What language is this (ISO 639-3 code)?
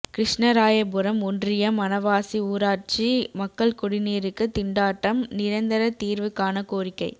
tam